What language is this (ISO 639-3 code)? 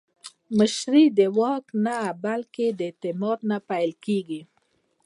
pus